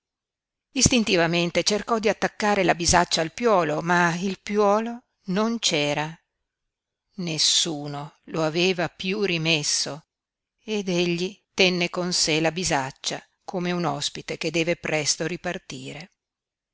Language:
Italian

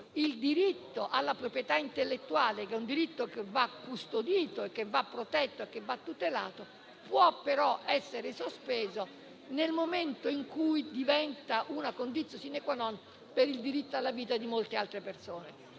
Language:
Italian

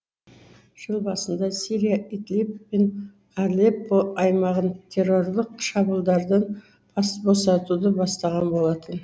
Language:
Kazakh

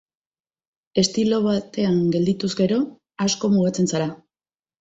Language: Basque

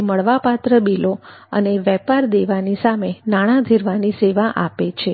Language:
Gujarati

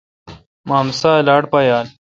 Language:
Kalkoti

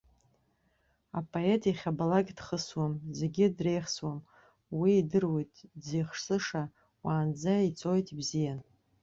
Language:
Abkhazian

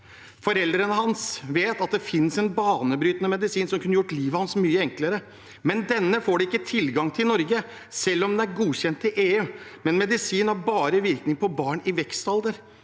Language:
Norwegian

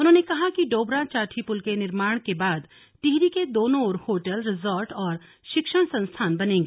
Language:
Hindi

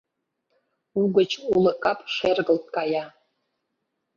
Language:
Mari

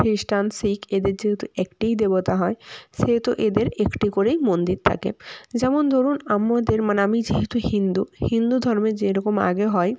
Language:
Bangla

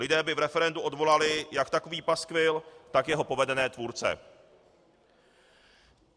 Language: Czech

